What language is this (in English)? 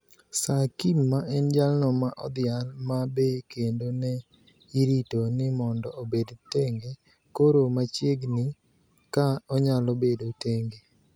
Luo (Kenya and Tanzania)